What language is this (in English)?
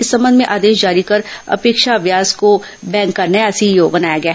Hindi